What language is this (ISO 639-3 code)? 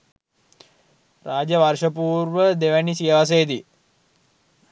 sin